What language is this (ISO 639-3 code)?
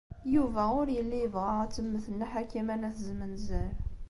kab